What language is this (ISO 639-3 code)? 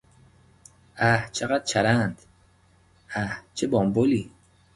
fas